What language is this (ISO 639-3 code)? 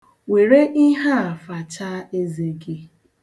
ibo